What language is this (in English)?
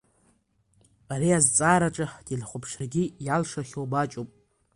Abkhazian